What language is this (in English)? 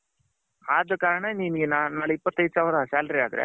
Kannada